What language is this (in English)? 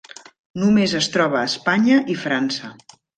Catalan